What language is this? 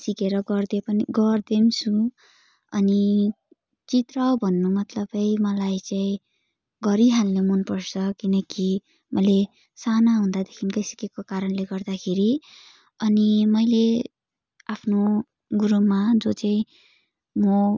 Nepali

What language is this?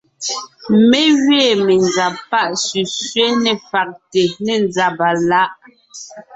Ngiemboon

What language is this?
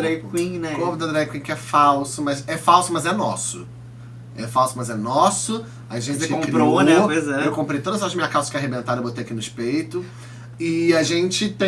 Portuguese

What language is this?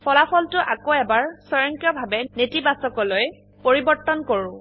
Assamese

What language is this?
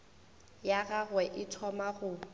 Northern Sotho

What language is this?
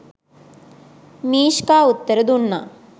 Sinhala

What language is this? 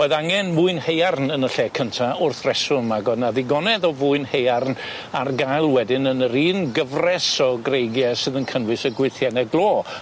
Welsh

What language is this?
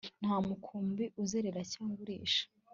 Kinyarwanda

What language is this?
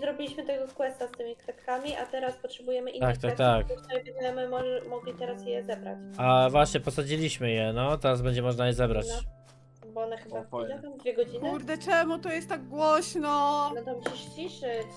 Polish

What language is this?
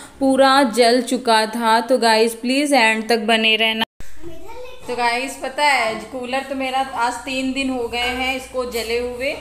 Hindi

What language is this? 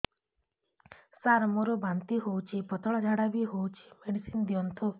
Odia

